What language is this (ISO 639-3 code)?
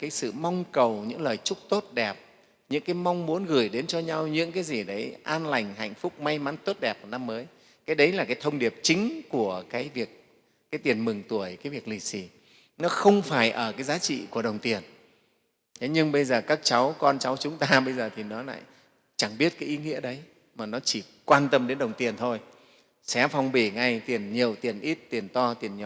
vie